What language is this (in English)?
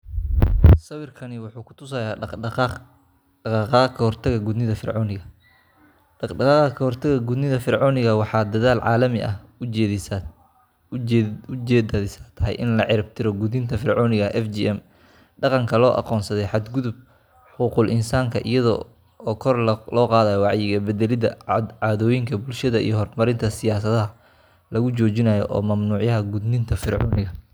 Somali